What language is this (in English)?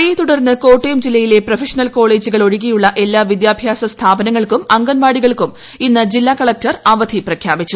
Malayalam